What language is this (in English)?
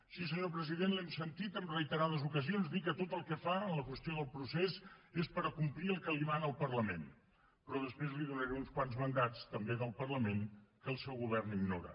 Catalan